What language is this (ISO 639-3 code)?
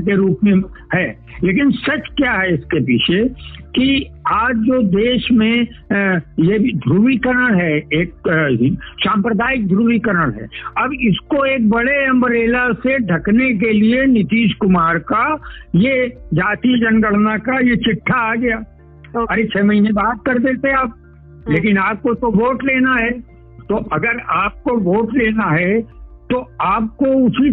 hin